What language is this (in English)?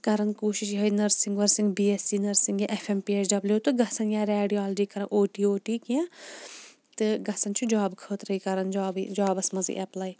Kashmiri